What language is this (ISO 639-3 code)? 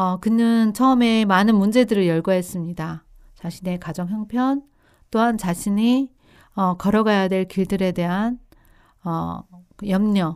kor